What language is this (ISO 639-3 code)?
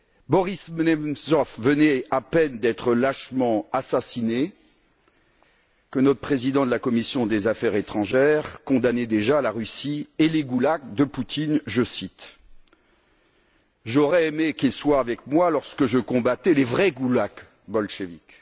fra